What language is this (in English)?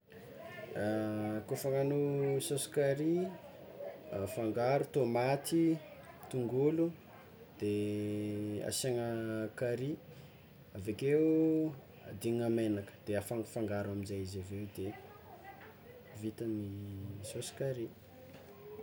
Tsimihety Malagasy